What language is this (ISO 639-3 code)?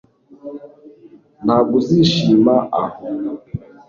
kin